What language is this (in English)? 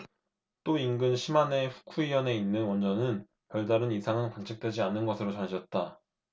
Korean